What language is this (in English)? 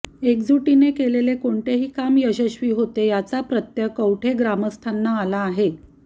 Marathi